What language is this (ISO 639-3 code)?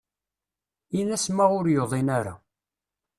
kab